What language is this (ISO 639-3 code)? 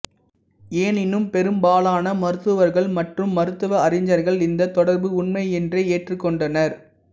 tam